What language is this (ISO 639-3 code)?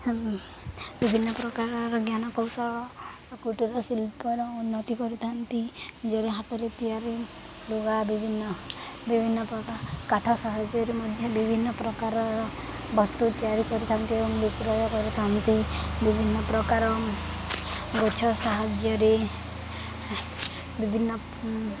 ori